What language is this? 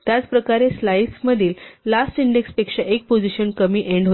Marathi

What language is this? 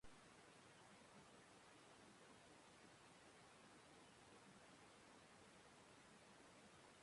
Basque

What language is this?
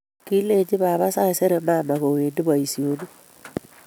Kalenjin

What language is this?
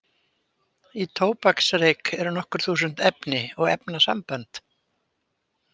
Icelandic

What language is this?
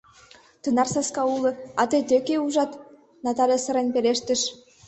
Mari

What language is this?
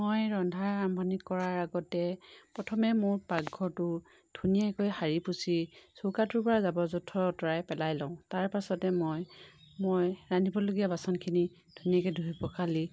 Assamese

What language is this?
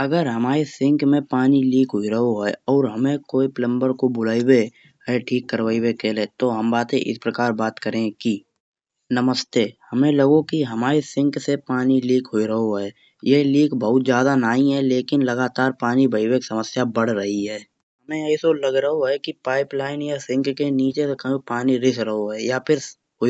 Kanauji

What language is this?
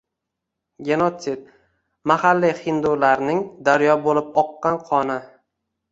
Uzbek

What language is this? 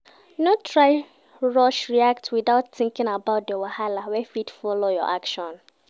Nigerian Pidgin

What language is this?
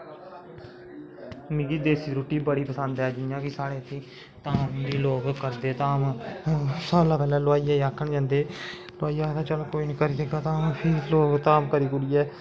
Dogri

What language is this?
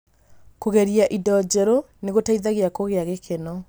Kikuyu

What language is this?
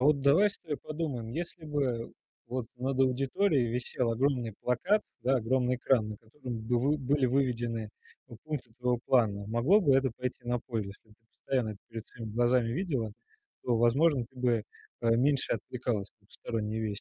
Russian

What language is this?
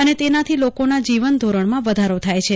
Gujarati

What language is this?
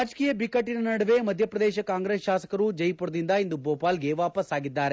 Kannada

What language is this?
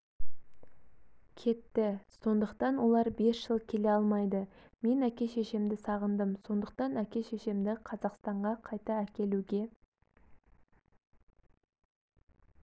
Kazakh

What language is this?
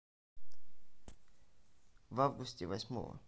Russian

